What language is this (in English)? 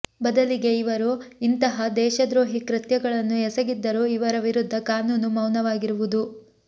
Kannada